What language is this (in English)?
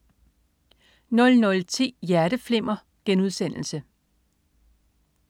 Danish